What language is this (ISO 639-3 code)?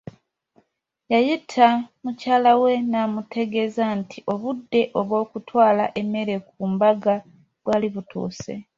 lug